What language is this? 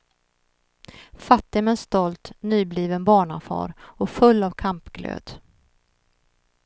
Swedish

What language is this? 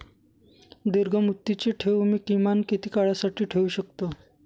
Marathi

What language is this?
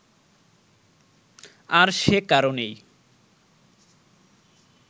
Bangla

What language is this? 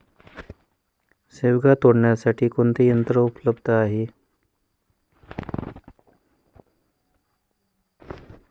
Marathi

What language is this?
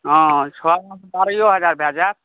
Maithili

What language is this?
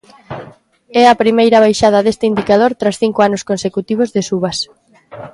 Galician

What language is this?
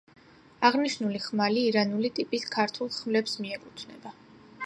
Georgian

